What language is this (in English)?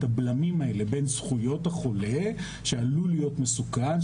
Hebrew